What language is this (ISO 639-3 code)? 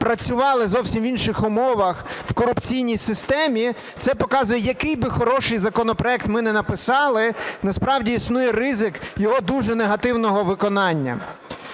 ukr